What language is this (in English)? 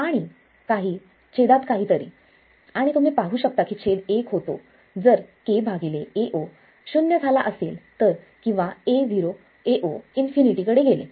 Marathi